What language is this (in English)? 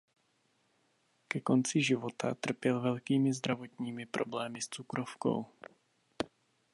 Czech